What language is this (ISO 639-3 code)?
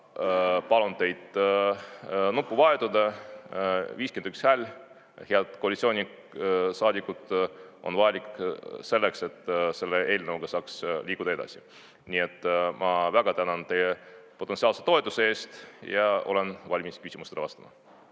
est